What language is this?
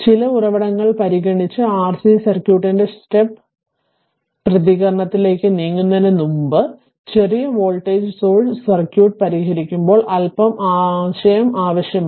Malayalam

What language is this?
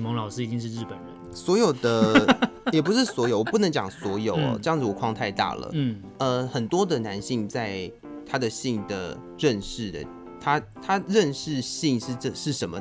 Chinese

